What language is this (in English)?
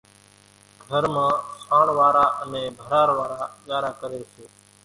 Kachi Koli